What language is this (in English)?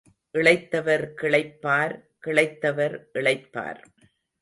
Tamil